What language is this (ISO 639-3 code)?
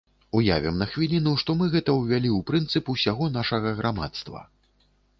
bel